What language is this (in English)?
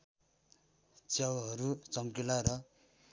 Nepali